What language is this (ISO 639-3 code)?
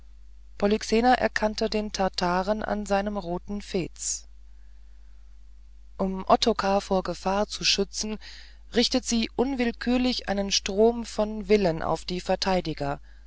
deu